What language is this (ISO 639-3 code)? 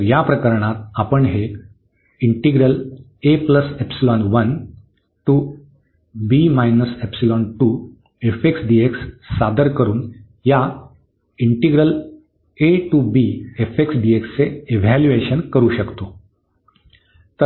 mar